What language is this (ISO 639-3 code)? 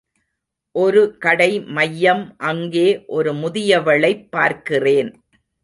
tam